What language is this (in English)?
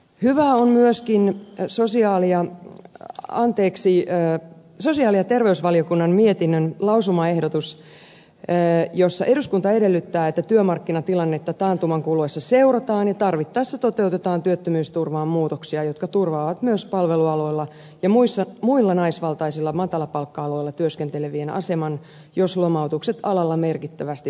Finnish